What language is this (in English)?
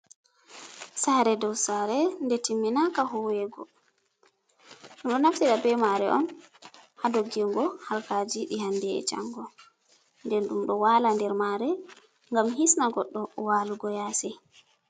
Fula